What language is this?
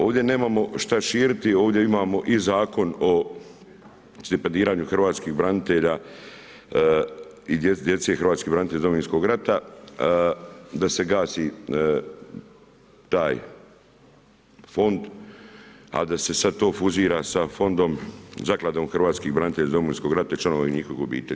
Croatian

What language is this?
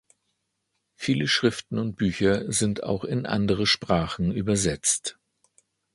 German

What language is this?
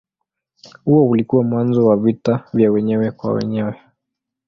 Swahili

